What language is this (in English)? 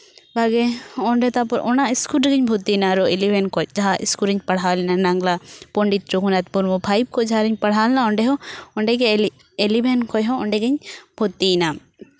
Santali